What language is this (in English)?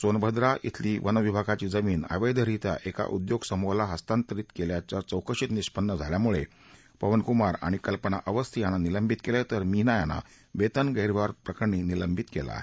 Marathi